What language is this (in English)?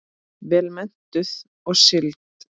Icelandic